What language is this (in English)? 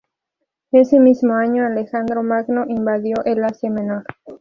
Spanish